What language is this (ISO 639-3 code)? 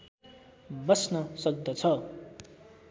nep